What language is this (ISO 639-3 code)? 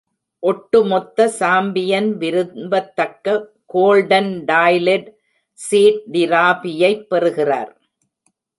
tam